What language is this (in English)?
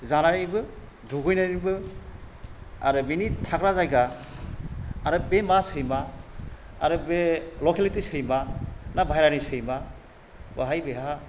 Bodo